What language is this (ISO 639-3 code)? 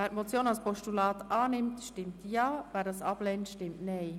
gsw